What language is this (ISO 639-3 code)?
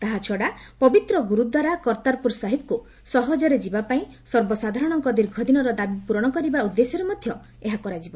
ori